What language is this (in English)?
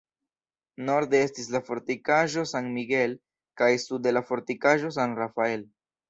Esperanto